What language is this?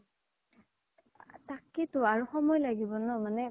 Assamese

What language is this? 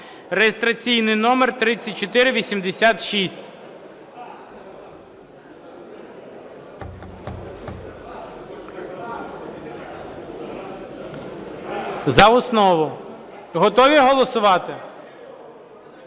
Ukrainian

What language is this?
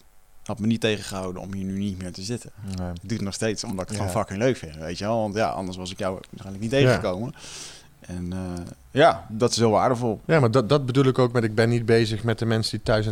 Dutch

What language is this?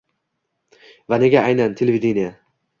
Uzbek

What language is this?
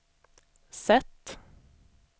Swedish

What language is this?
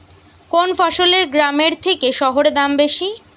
Bangla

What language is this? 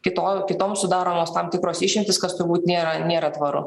Lithuanian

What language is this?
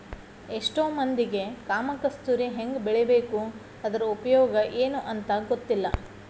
Kannada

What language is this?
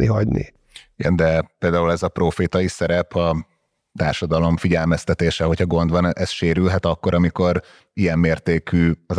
Hungarian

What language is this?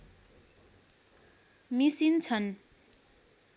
Nepali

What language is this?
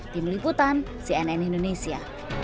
Indonesian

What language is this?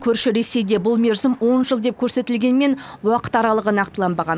Kazakh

